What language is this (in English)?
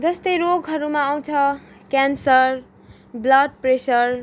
Nepali